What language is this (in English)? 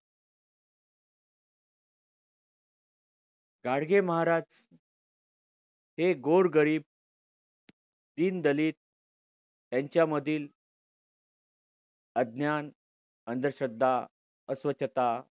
Marathi